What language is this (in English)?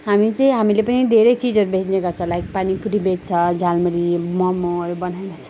Nepali